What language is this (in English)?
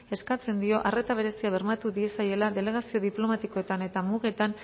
Basque